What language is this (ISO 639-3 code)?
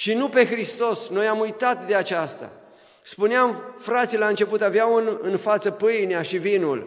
ron